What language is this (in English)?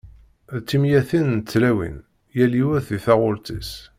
Kabyle